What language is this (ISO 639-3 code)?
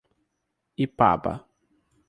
por